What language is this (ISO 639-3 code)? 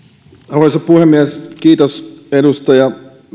fin